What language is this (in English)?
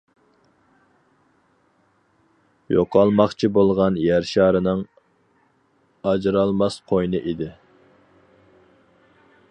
Uyghur